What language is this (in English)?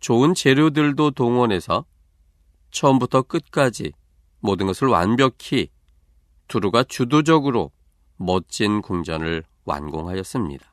Korean